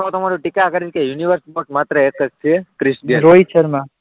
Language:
Gujarati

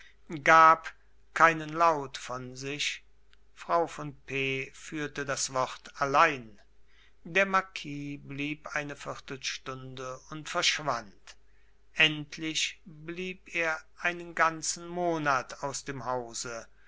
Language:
German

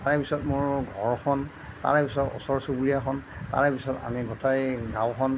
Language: Assamese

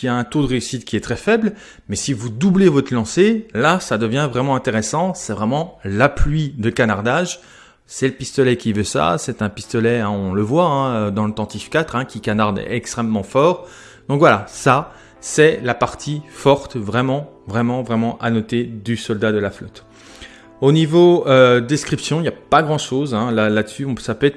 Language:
French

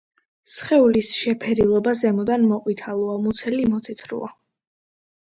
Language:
Georgian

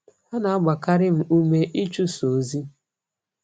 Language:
Igbo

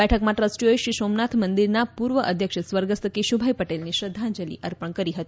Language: Gujarati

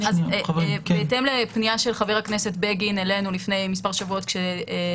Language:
Hebrew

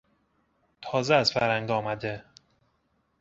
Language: Persian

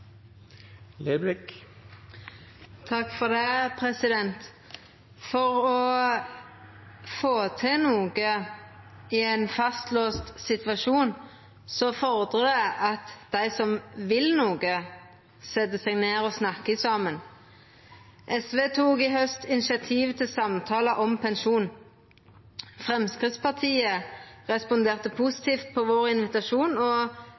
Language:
Norwegian Nynorsk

